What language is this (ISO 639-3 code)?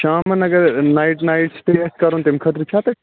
kas